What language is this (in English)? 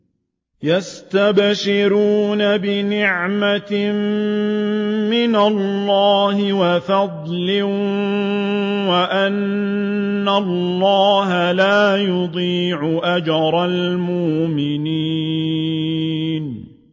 Arabic